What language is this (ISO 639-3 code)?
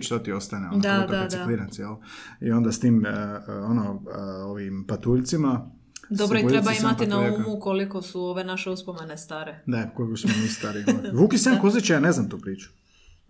hrv